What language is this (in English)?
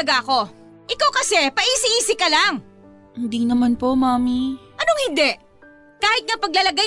Filipino